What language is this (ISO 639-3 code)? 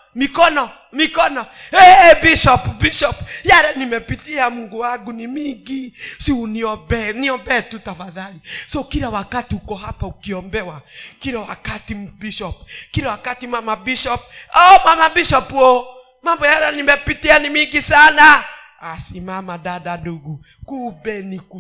swa